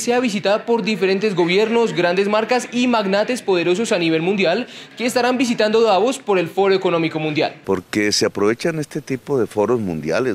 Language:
Spanish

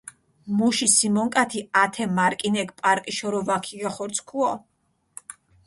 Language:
Mingrelian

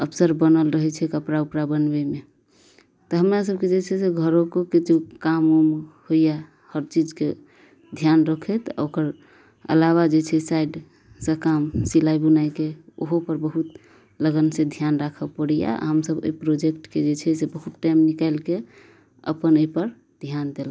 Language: Maithili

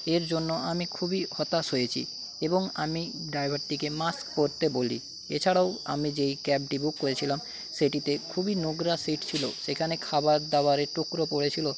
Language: Bangla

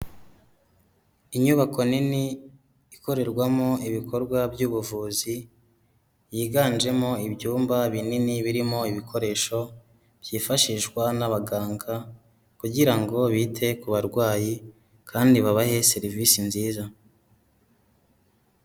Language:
Kinyarwanda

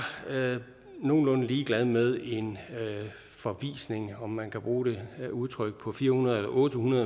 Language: Danish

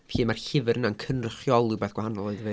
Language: Welsh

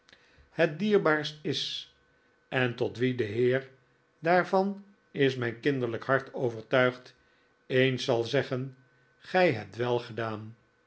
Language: Dutch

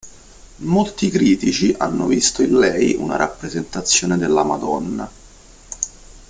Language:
Italian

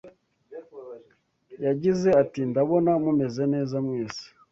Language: Kinyarwanda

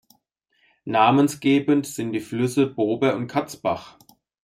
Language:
German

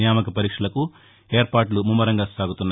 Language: Telugu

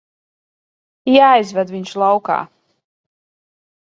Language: Latvian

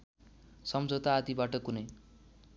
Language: Nepali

